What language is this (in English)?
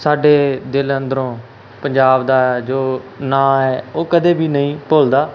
Punjabi